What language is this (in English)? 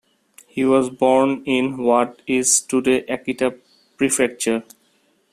English